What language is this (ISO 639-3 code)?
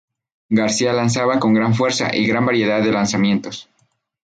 spa